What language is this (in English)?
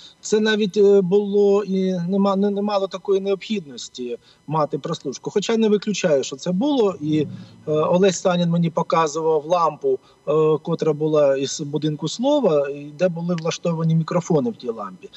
Ukrainian